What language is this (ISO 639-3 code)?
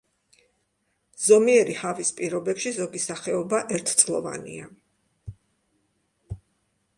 kat